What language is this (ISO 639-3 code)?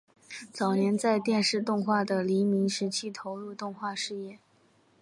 zho